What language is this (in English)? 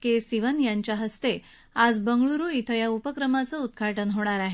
Marathi